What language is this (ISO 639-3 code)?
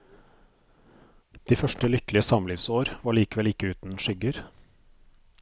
nor